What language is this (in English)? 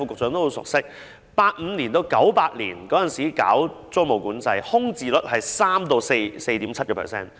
Cantonese